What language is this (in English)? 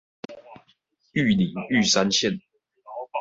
Chinese